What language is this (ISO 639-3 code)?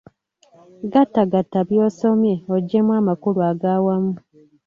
lug